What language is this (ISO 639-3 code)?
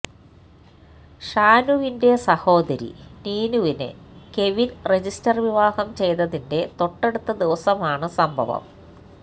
mal